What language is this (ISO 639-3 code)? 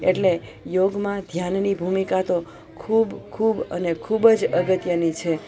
guj